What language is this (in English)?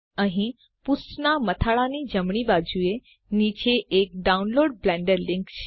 Gujarati